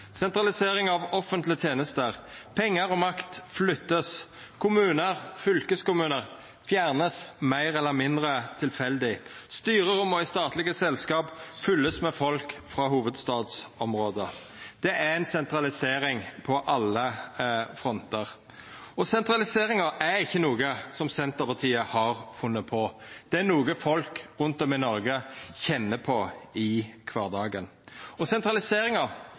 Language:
Norwegian Nynorsk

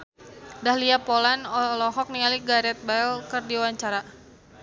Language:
Sundanese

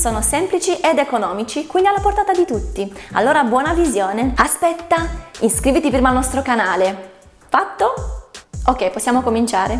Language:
Italian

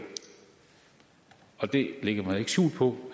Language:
Danish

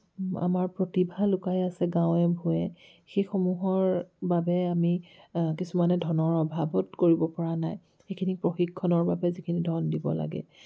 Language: Assamese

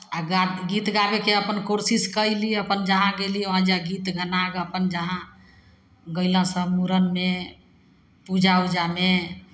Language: Maithili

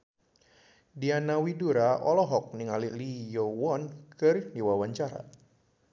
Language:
Sundanese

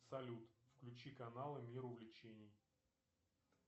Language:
Russian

